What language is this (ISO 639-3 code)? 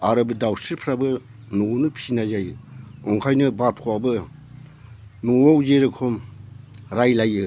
brx